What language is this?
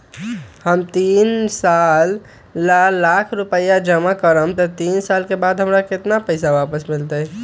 Magahi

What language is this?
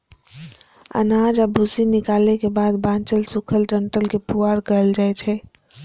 Maithili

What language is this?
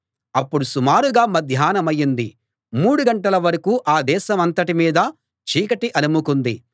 Telugu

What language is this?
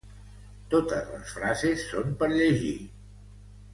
Catalan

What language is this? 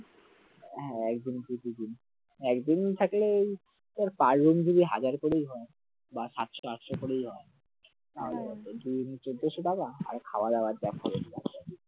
Bangla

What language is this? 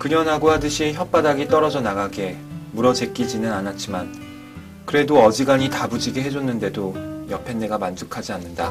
Korean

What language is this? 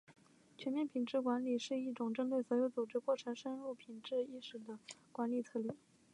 Chinese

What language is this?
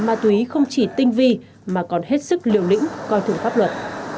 Vietnamese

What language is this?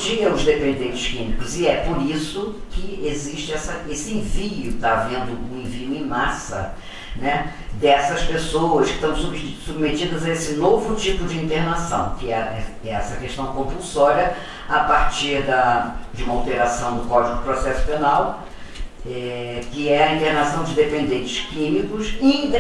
Portuguese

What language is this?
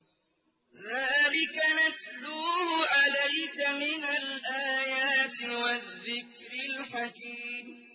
Arabic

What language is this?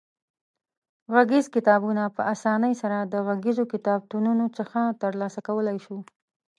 Pashto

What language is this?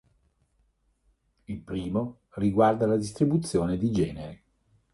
Italian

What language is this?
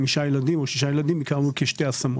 Hebrew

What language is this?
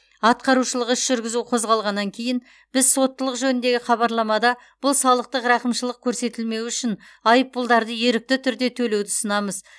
Kazakh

